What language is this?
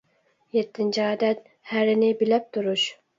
Uyghur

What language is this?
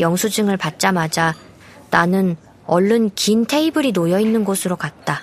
Korean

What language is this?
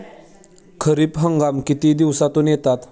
Marathi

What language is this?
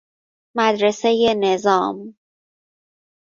Persian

